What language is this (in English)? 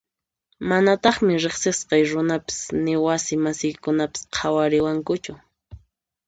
Puno Quechua